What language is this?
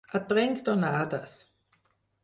Catalan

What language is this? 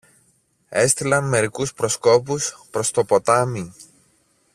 Greek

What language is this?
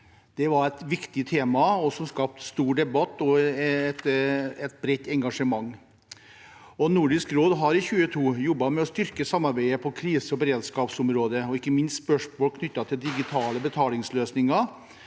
Norwegian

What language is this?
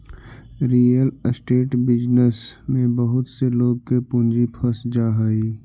Magahi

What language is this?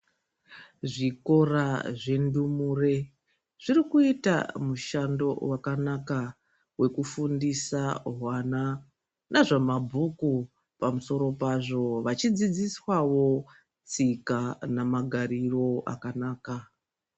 Ndau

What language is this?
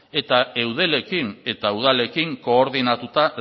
Basque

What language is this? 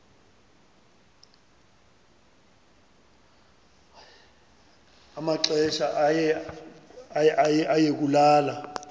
Xhosa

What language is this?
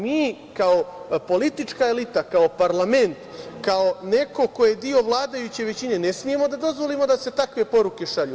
Serbian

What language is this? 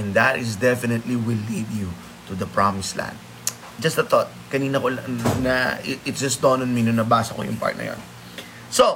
Filipino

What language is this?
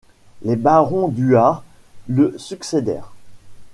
French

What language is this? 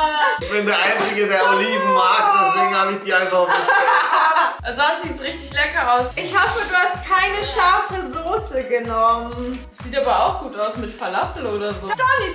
German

